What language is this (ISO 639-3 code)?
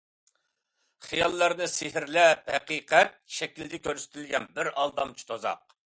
uig